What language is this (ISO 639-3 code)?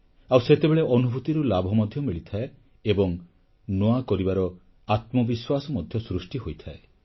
ori